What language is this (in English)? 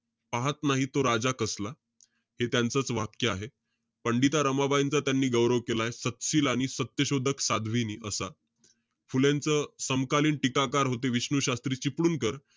Marathi